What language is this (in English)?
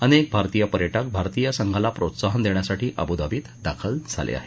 Marathi